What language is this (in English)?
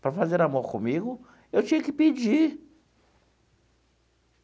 Portuguese